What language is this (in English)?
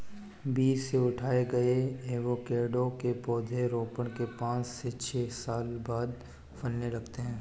Hindi